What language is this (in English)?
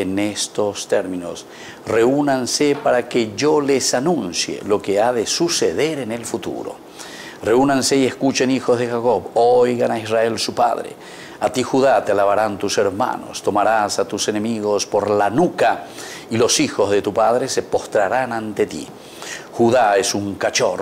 Spanish